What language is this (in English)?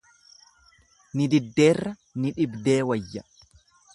Oromo